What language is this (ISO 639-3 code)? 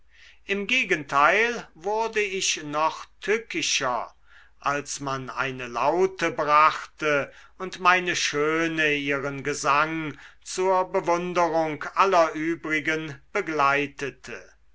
deu